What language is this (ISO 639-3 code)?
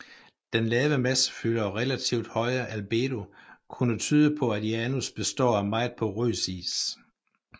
dan